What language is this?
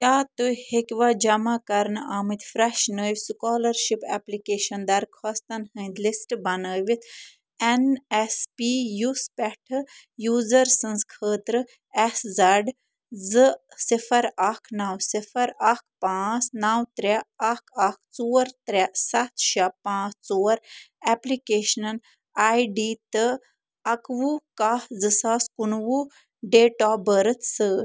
Kashmiri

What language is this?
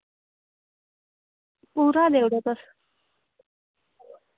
Dogri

